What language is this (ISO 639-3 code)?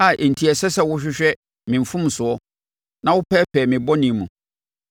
aka